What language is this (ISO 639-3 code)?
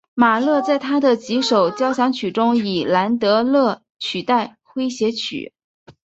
zho